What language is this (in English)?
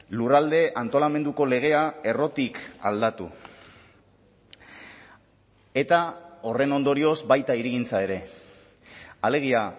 Basque